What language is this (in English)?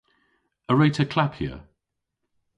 Cornish